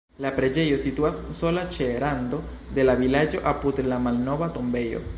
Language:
Esperanto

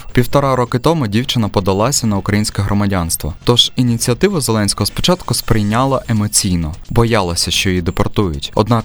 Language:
Ukrainian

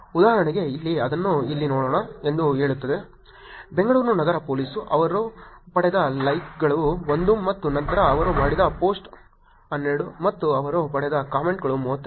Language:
Kannada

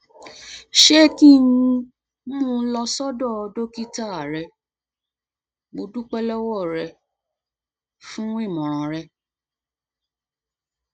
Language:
Yoruba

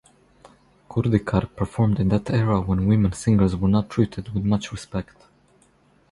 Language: English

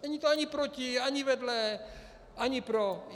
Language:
Czech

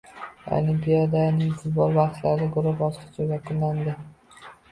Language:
Uzbek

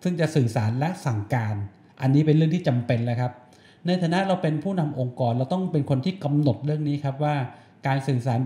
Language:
Thai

